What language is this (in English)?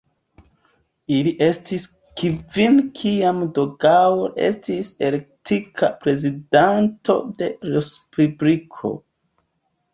Esperanto